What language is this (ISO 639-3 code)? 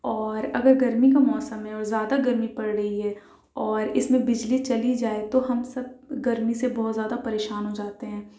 urd